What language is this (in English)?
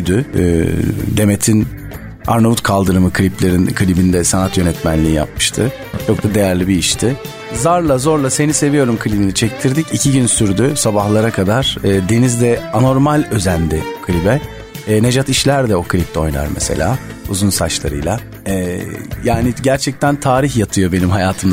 Turkish